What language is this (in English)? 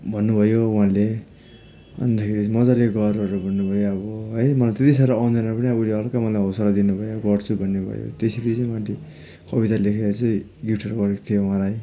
Nepali